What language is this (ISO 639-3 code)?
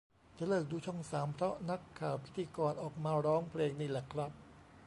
tha